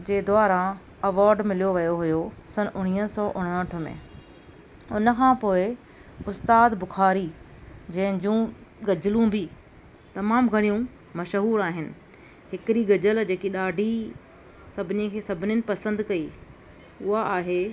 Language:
Sindhi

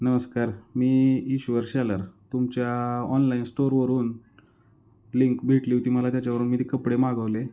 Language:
Marathi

